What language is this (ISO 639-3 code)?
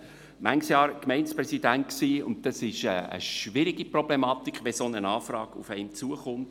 gsw